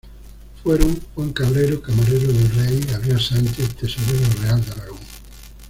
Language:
Spanish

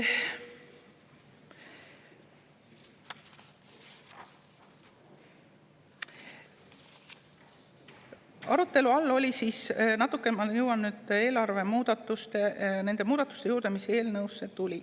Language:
Estonian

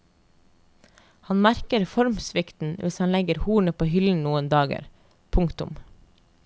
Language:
Norwegian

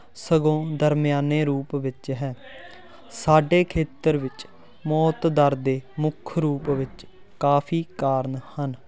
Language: Punjabi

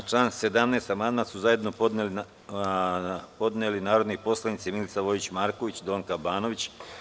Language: Serbian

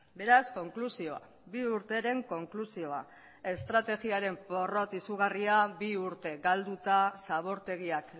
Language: Basque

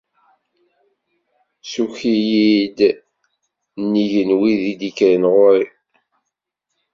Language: Kabyle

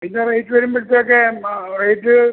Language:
Malayalam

